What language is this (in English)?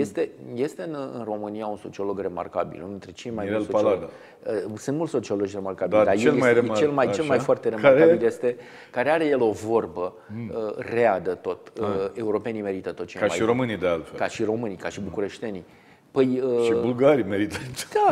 Romanian